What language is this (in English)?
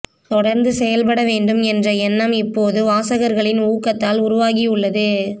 Tamil